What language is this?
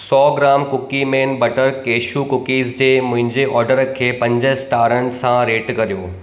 Sindhi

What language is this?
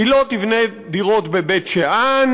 Hebrew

